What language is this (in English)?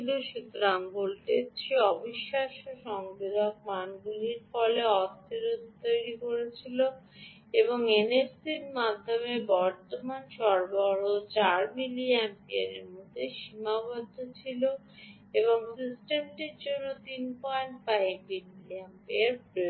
Bangla